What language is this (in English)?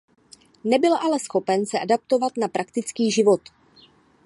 Czech